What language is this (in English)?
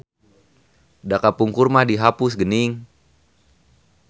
Sundanese